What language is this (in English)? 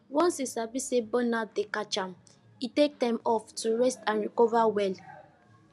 Nigerian Pidgin